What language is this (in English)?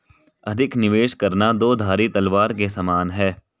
Hindi